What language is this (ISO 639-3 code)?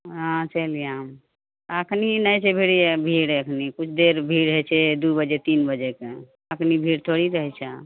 mai